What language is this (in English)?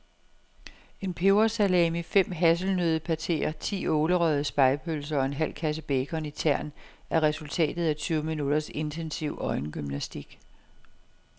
Danish